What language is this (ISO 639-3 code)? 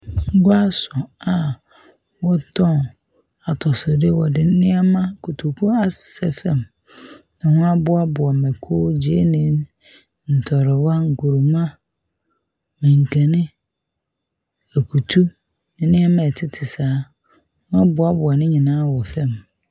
aka